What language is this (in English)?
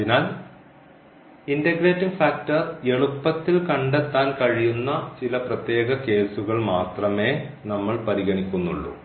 Malayalam